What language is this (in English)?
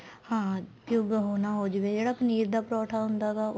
Punjabi